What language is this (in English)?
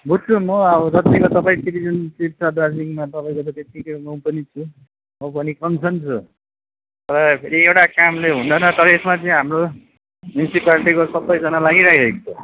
Nepali